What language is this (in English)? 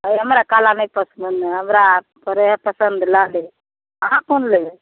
Maithili